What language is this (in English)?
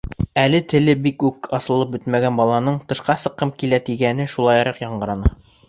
Bashkir